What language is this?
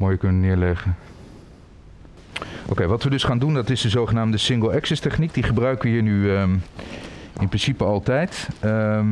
Dutch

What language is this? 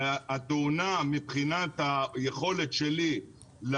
Hebrew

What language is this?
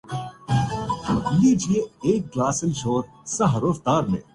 Urdu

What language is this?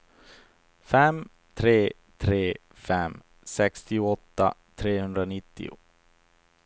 Swedish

